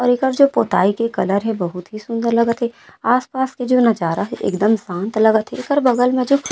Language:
Chhattisgarhi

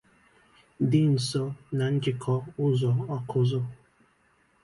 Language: Igbo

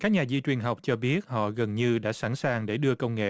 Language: Vietnamese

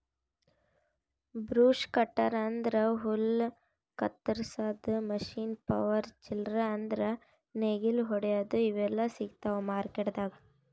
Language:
Kannada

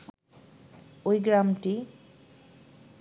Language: Bangla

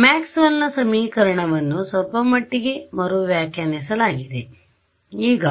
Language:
Kannada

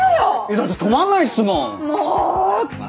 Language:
Japanese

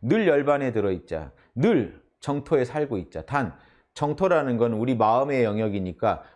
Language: Korean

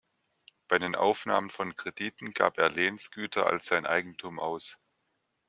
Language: German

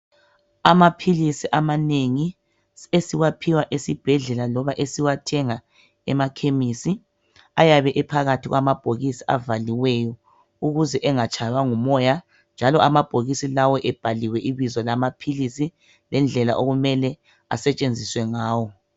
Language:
North Ndebele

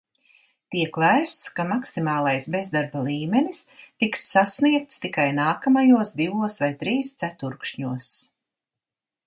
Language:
Latvian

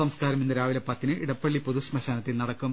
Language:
Malayalam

